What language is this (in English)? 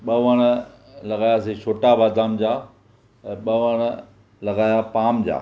Sindhi